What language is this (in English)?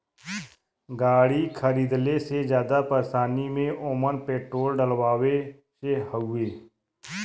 Bhojpuri